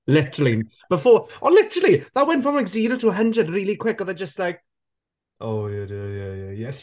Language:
Welsh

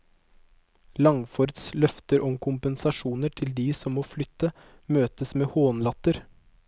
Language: Norwegian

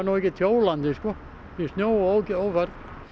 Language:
Icelandic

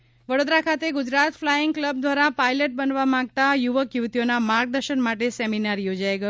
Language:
Gujarati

